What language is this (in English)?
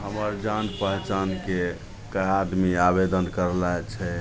Maithili